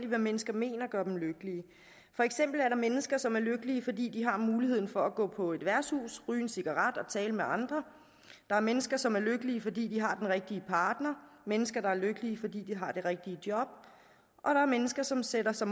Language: Danish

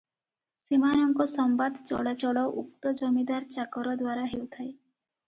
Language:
Odia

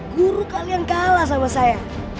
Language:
Indonesian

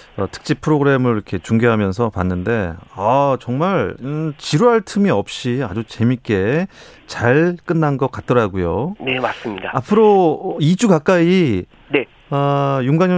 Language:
Korean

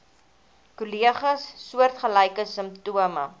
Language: Afrikaans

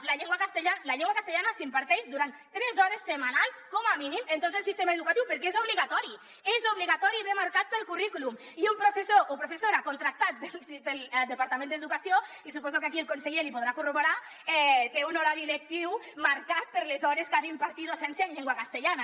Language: Catalan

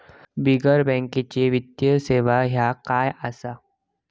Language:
Marathi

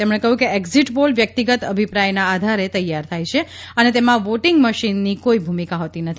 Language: Gujarati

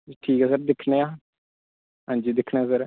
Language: Dogri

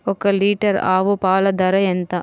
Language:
Telugu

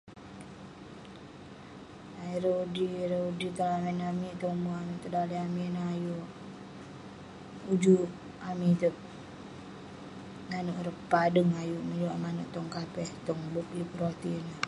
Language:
Western Penan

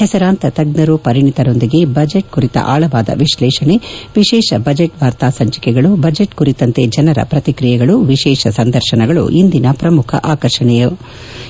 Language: Kannada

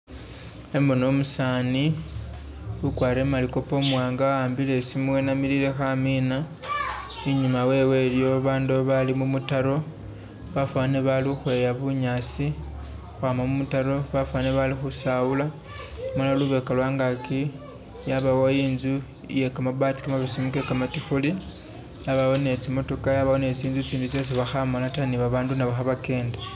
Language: Masaaba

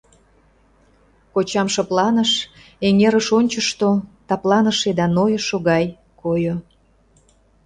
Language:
Mari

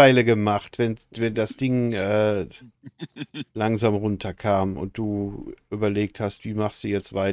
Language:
German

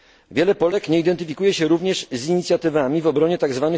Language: Polish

